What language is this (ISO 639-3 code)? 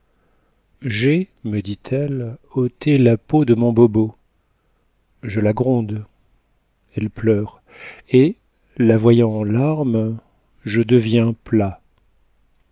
fra